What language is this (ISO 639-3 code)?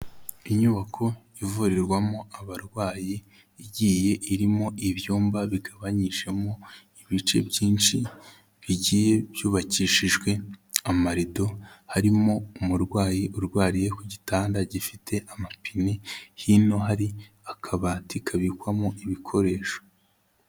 kin